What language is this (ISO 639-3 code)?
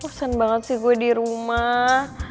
ind